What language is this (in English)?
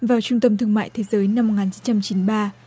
Vietnamese